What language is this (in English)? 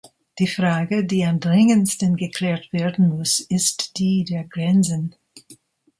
German